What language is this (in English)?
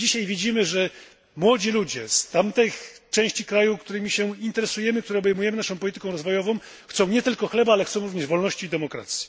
Polish